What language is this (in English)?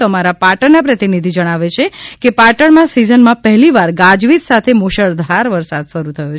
Gujarati